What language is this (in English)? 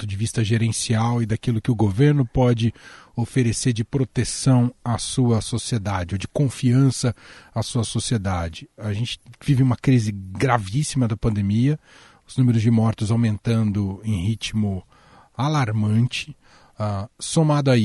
Portuguese